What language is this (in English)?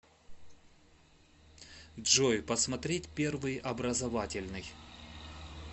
Russian